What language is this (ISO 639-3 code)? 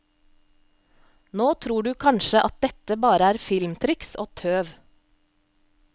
nor